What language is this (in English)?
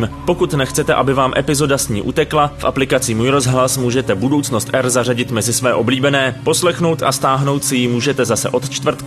Czech